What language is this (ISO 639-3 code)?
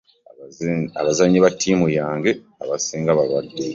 lug